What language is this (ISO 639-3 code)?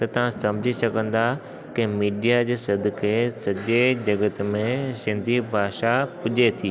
snd